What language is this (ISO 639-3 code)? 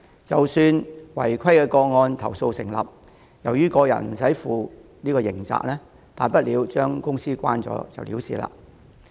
yue